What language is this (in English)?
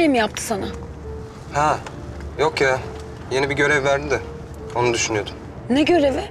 Turkish